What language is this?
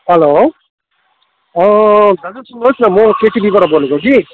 Nepali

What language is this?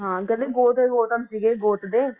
Punjabi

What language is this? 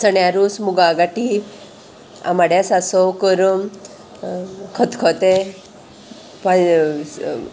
Konkani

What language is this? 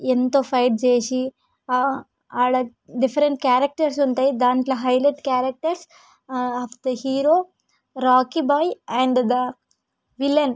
Telugu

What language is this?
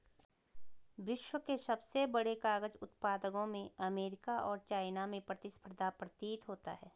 Hindi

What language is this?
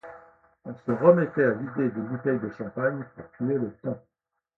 French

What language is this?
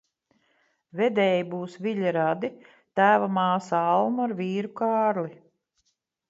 Latvian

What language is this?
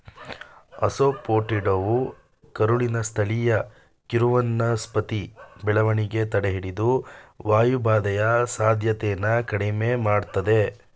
Kannada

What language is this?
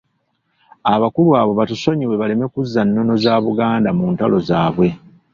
Ganda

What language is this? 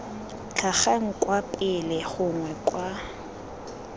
Tswana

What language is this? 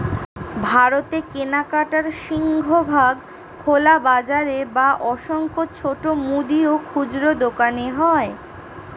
Bangla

